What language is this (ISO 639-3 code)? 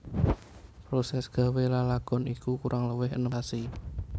jav